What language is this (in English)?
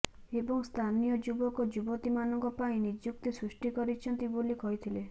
Odia